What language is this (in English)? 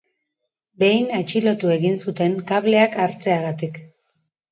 Basque